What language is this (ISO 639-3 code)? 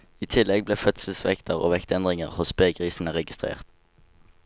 nor